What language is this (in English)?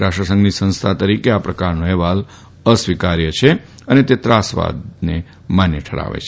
Gujarati